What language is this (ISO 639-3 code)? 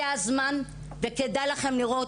heb